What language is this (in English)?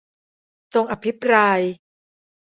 Thai